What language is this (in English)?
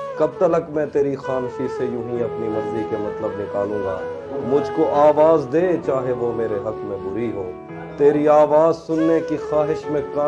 Urdu